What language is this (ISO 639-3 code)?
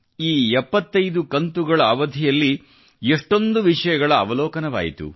kan